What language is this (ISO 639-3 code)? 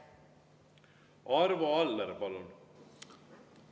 est